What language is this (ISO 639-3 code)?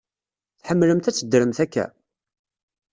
kab